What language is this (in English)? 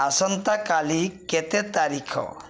Odia